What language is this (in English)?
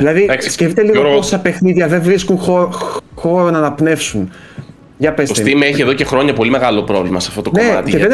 Greek